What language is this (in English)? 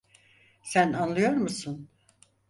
Turkish